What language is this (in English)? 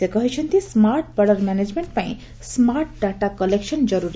Odia